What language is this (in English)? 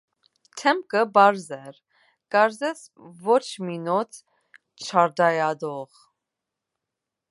Armenian